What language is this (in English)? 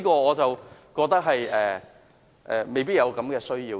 Cantonese